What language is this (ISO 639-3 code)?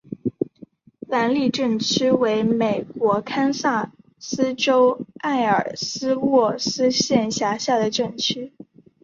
zho